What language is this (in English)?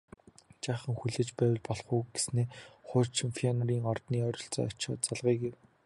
Mongolian